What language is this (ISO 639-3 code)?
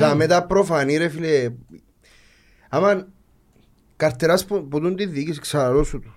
ell